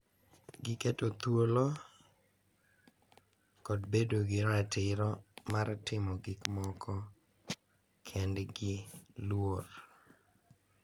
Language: Luo (Kenya and Tanzania)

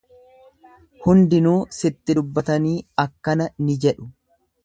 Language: Oromo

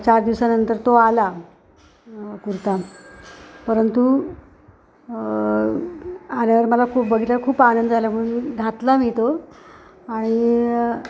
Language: Marathi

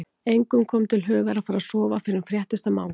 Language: Icelandic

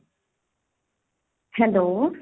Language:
Punjabi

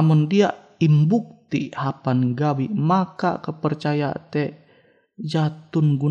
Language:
Indonesian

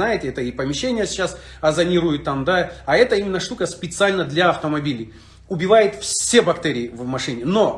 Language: Russian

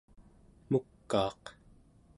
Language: Central Yupik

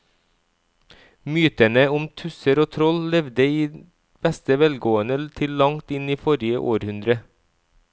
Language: Norwegian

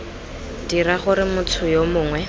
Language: Tswana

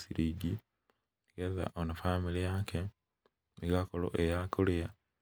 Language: Kikuyu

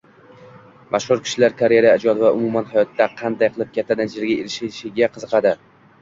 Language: Uzbek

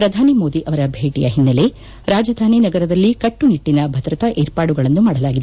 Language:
Kannada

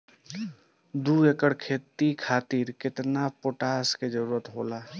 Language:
Bhojpuri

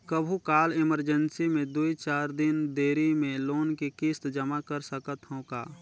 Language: Chhattisgarhi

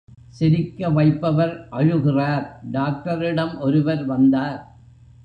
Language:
Tamil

